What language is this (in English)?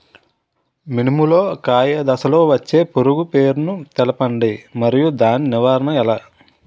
Telugu